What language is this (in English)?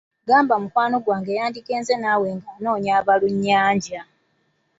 Ganda